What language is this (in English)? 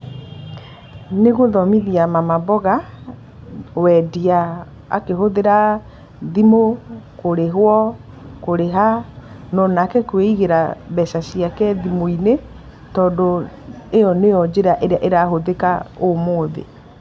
Kikuyu